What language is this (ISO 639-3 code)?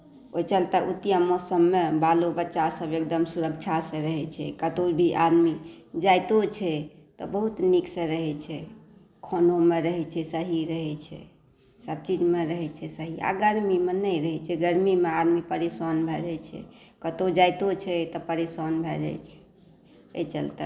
mai